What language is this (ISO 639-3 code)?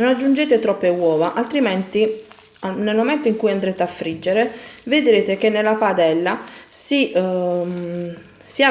ita